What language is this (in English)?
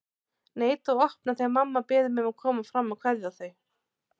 Icelandic